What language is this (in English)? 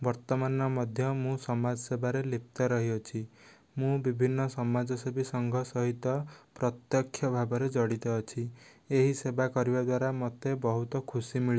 Odia